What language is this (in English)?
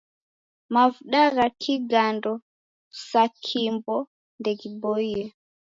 Taita